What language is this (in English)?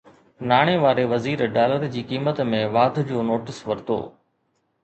Sindhi